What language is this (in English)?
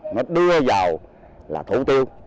Vietnamese